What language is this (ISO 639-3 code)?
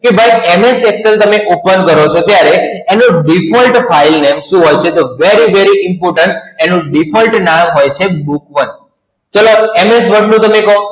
guj